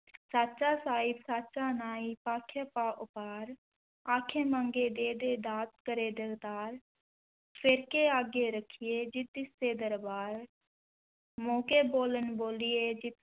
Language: Punjabi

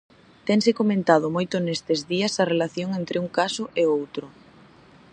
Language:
Galician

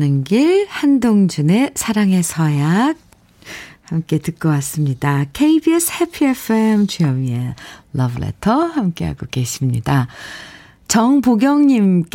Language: Korean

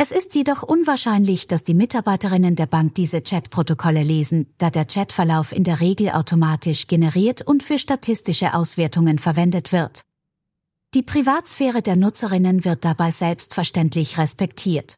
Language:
German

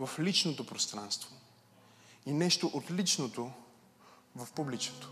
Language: Bulgarian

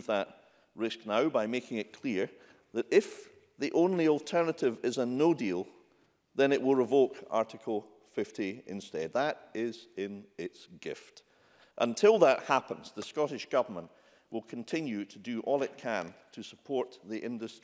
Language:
English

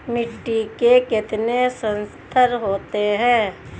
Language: Hindi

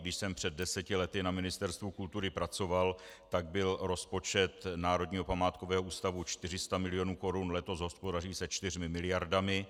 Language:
Czech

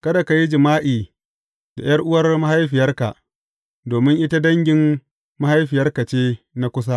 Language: Hausa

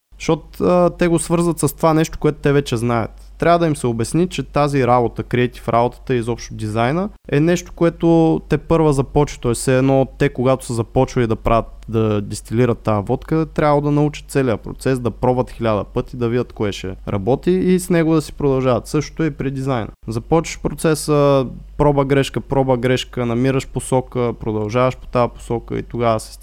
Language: Bulgarian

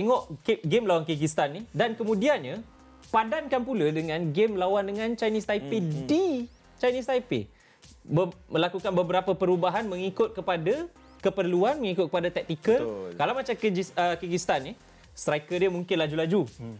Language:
Malay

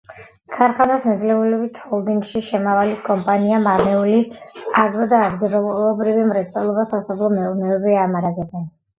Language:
Georgian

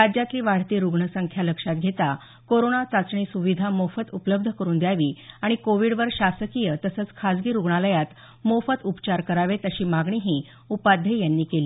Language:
Marathi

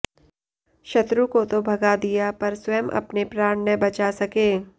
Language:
Hindi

